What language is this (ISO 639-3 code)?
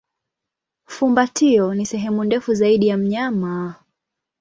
swa